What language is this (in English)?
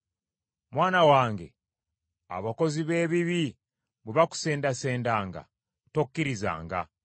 Ganda